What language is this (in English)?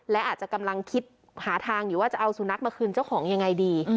Thai